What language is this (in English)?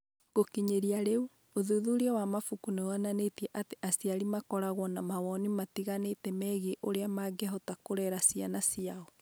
Kikuyu